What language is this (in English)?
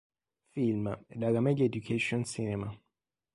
Italian